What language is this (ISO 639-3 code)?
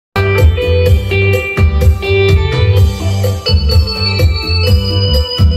tha